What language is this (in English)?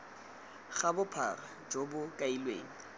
Tswana